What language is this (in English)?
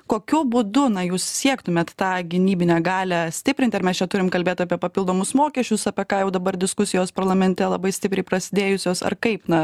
Lithuanian